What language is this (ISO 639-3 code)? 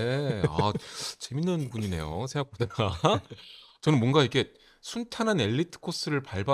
kor